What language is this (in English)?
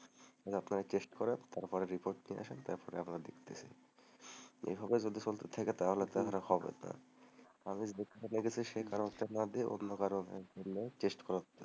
Bangla